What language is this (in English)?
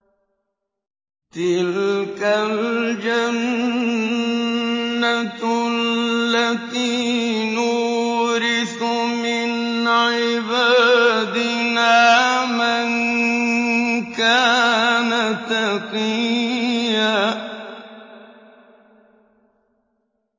Arabic